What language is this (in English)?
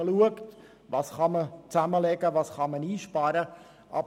Swiss German